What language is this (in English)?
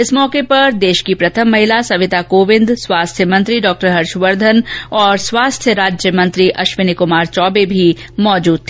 Hindi